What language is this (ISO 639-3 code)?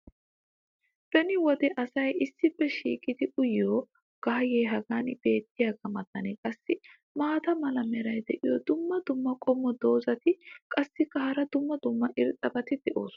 wal